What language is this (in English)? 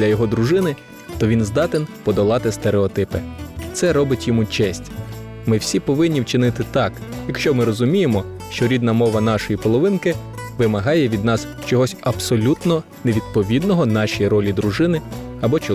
Ukrainian